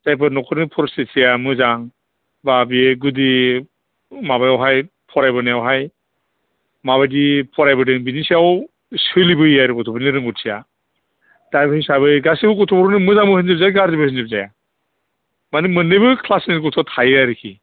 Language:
Bodo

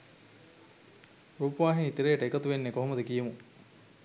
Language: Sinhala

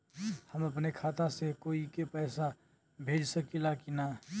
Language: Bhojpuri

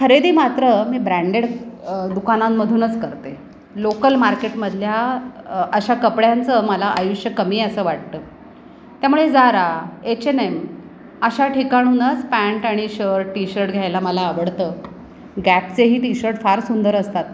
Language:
Marathi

